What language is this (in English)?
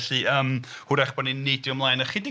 Welsh